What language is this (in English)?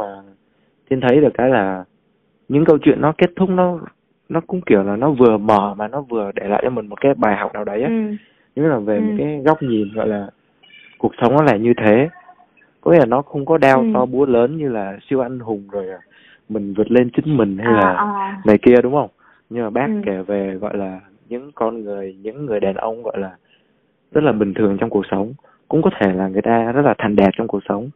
Vietnamese